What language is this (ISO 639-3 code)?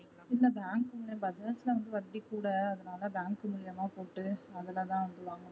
tam